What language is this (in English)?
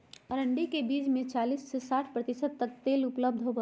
Magahi